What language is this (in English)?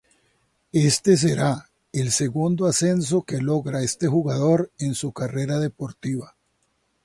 Spanish